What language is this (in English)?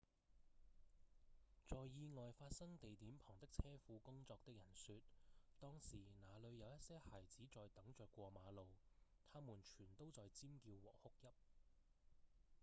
Cantonese